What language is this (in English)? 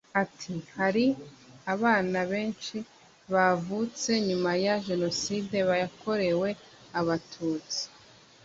Kinyarwanda